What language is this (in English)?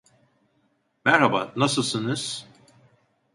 Turkish